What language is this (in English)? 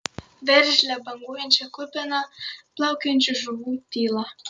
Lithuanian